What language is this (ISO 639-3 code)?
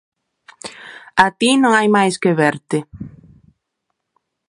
glg